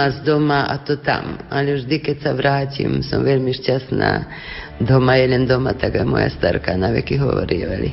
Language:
Slovak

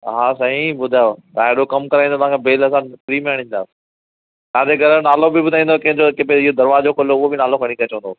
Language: Sindhi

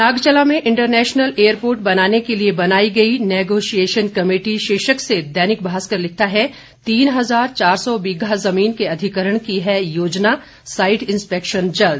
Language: Hindi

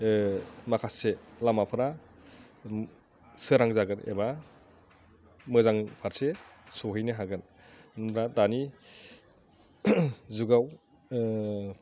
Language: Bodo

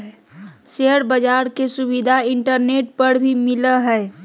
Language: Magahi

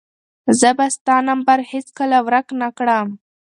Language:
Pashto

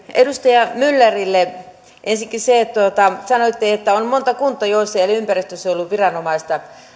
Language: Finnish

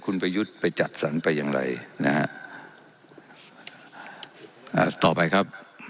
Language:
Thai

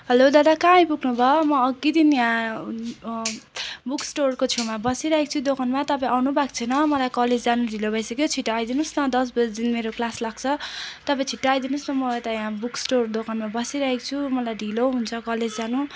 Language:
Nepali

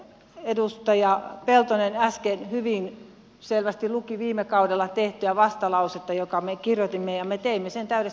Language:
Finnish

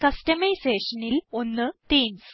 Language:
Malayalam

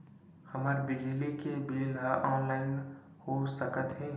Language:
Chhattisgarhi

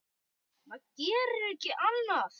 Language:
Icelandic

